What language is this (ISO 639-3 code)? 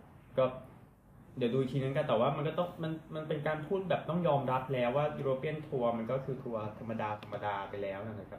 tha